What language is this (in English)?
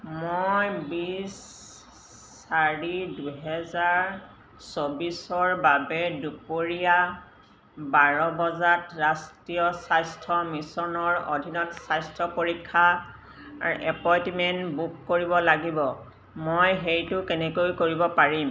Assamese